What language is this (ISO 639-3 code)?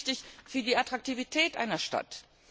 deu